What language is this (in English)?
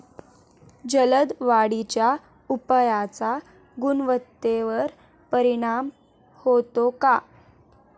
Marathi